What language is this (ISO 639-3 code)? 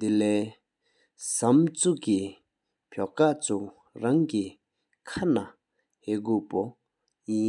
sip